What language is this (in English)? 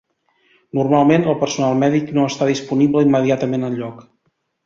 Catalan